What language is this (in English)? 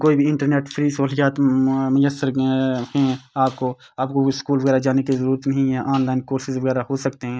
Urdu